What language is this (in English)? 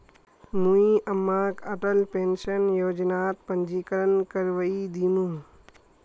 Magahi